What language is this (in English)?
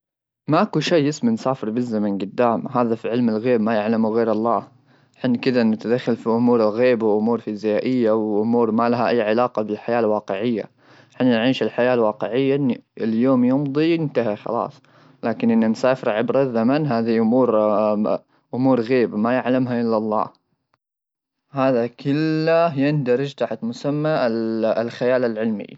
Gulf Arabic